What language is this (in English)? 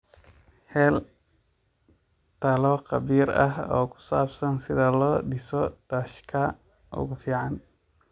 Somali